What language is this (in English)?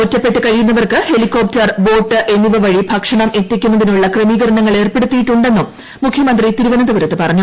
Malayalam